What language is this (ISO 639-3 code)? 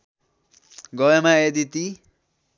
nep